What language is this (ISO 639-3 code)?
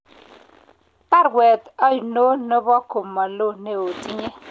kln